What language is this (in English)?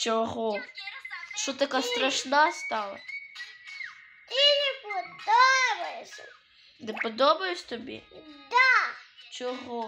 Ukrainian